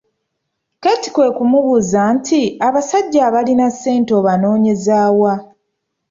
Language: Ganda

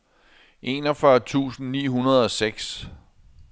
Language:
Danish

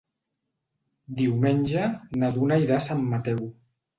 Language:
Catalan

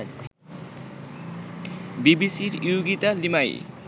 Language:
Bangla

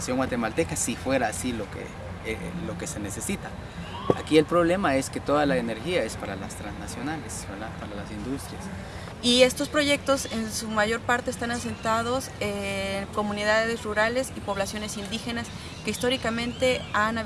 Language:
Spanish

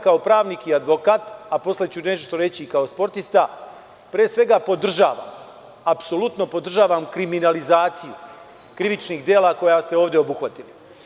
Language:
Serbian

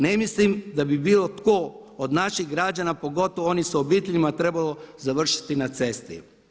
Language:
Croatian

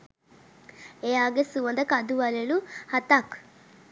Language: Sinhala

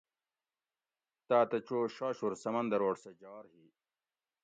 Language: Gawri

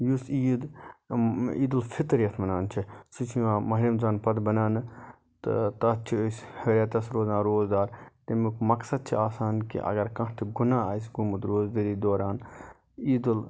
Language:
Kashmiri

